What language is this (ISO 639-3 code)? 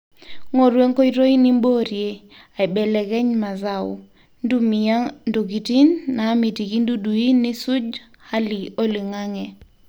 mas